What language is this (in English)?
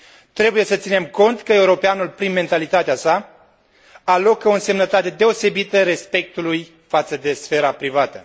Romanian